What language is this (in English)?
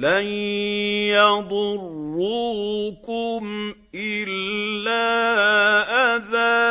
Arabic